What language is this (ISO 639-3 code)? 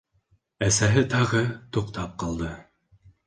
bak